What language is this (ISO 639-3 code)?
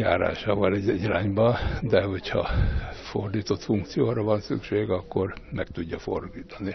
hun